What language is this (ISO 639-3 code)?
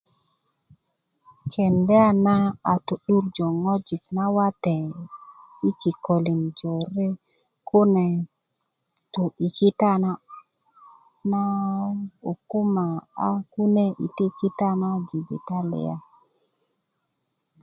ukv